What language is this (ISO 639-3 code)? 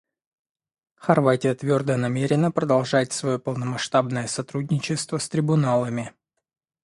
rus